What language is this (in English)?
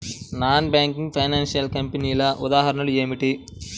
Telugu